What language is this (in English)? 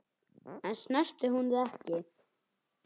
Icelandic